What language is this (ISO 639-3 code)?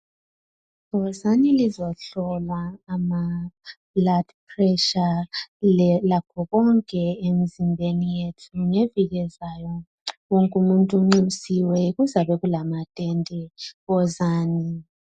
nde